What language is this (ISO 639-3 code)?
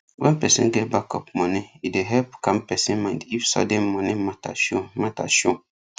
pcm